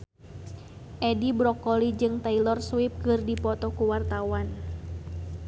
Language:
Sundanese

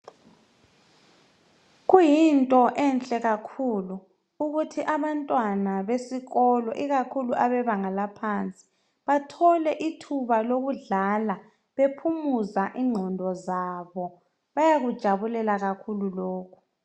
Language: North Ndebele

